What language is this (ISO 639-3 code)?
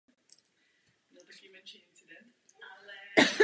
ces